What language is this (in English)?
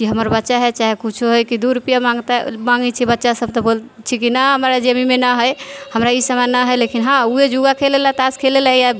Maithili